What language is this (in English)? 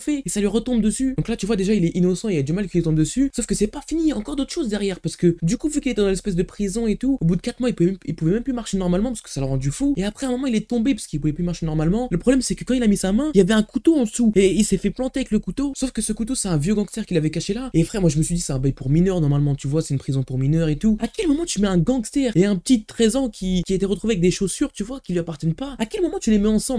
French